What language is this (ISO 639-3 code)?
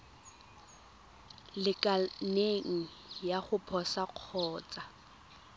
tsn